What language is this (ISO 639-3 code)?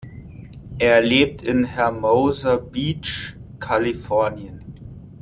deu